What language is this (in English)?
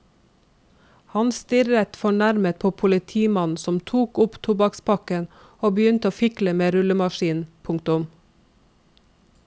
Norwegian